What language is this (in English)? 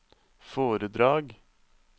Norwegian